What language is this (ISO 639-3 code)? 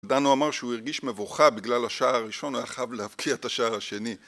heb